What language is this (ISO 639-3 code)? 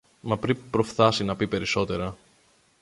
ell